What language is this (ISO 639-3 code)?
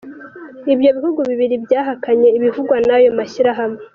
kin